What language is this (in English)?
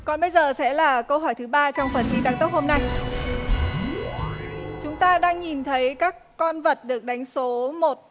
Vietnamese